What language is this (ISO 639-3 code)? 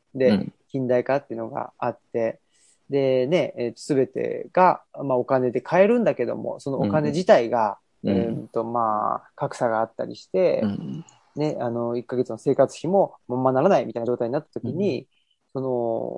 jpn